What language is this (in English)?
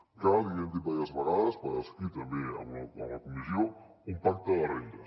Catalan